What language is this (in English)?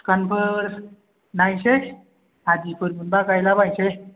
Bodo